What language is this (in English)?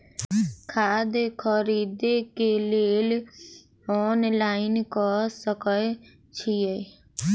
Maithili